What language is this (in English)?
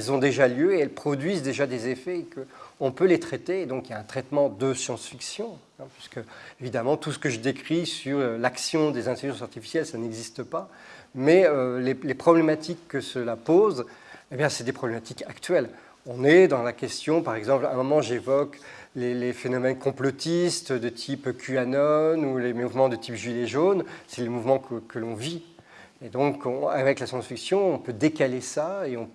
French